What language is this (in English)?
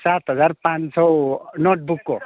Nepali